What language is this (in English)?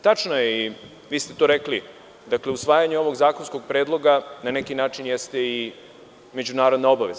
Serbian